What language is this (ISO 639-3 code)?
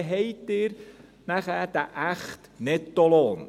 gsw